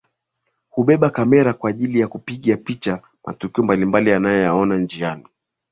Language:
Swahili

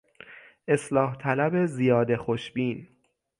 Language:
Persian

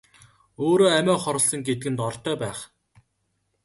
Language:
Mongolian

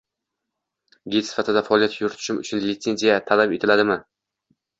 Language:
Uzbek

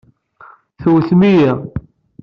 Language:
Kabyle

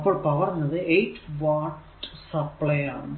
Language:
Malayalam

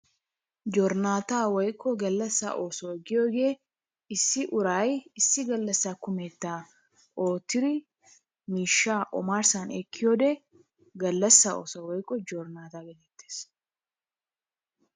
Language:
Wolaytta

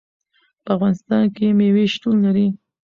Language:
Pashto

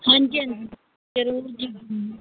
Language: Punjabi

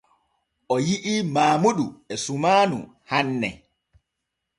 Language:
Borgu Fulfulde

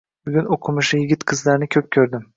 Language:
Uzbek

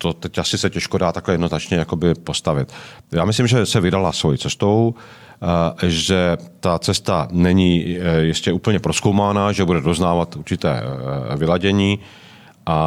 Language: Czech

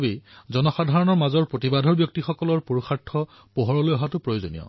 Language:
Assamese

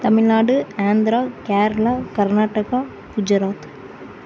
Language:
Tamil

